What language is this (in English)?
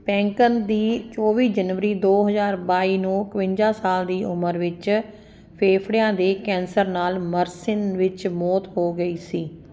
Punjabi